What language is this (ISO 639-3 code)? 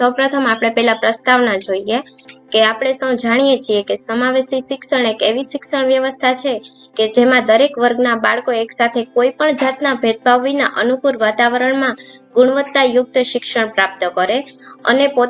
guj